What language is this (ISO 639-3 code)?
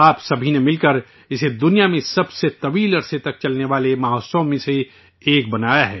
urd